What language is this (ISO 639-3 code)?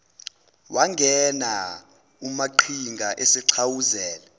zul